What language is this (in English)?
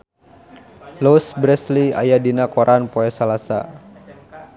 Sundanese